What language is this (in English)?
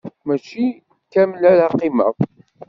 Kabyle